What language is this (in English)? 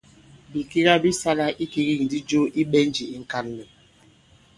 Bankon